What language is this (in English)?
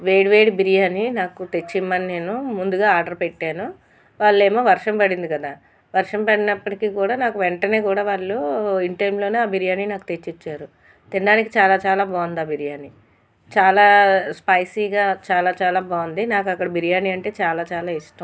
Telugu